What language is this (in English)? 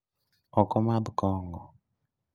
Luo (Kenya and Tanzania)